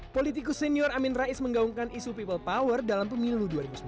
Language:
Indonesian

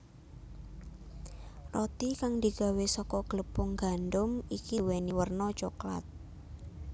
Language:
Javanese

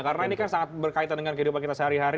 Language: Indonesian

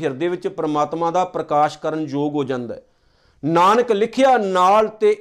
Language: Punjabi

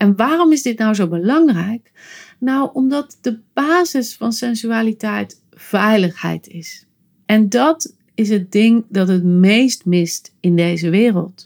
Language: Dutch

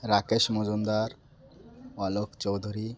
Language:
Odia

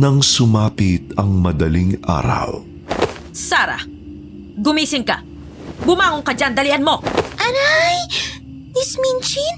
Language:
Filipino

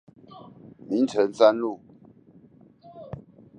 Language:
Chinese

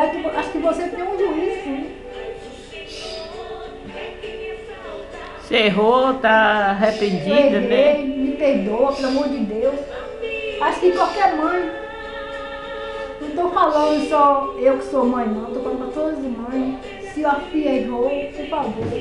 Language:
Portuguese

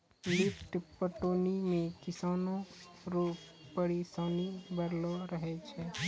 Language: Maithili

